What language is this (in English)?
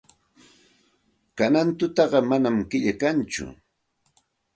Santa Ana de Tusi Pasco Quechua